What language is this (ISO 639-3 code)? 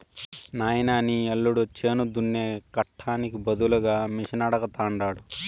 tel